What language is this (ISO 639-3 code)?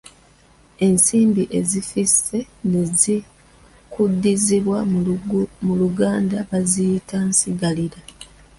lug